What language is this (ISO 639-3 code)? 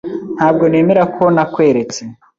kin